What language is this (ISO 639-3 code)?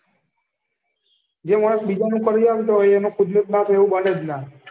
guj